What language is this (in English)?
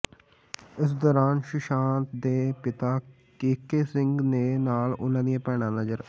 Punjabi